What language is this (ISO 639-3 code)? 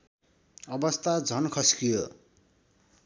nep